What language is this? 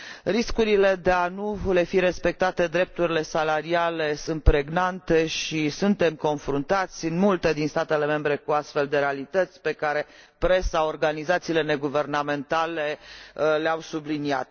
Romanian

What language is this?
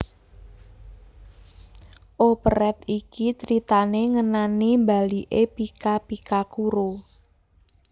Javanese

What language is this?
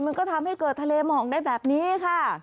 Thai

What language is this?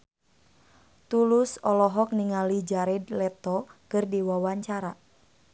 Sundanese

